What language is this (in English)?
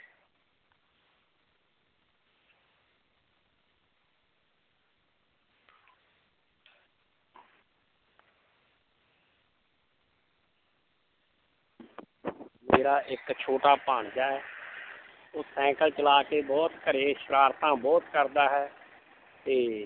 Punjabi